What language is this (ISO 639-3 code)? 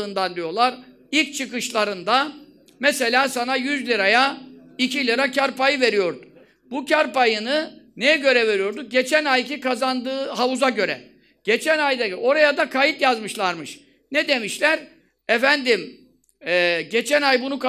tur